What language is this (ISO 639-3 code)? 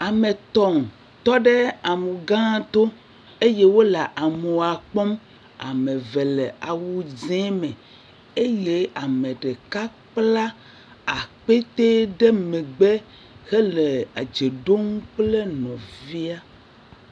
ewe